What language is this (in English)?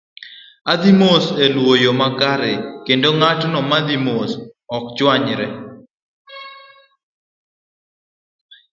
Luo (Kenya and Tanzania)